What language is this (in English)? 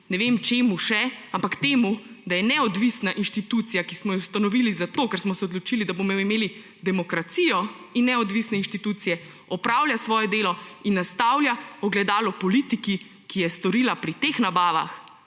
Slovenian